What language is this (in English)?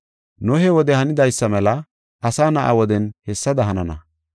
Gofa